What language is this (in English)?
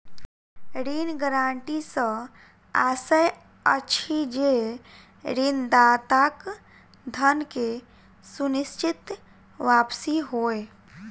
Maithili